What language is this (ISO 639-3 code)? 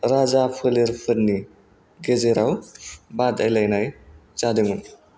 brx